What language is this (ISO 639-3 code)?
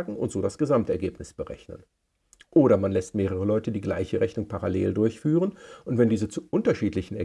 deu